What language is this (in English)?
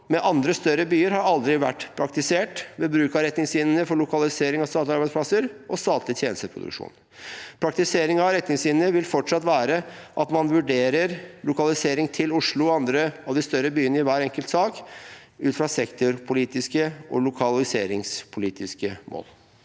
Norwegian